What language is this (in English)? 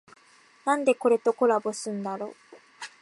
Japanese